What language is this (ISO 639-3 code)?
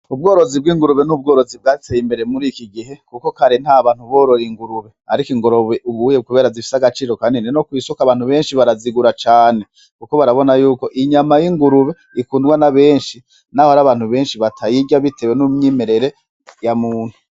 run